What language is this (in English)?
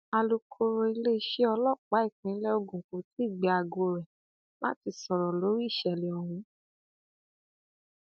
Yoruba